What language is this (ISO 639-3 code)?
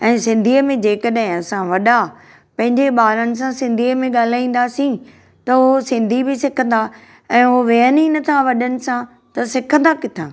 snd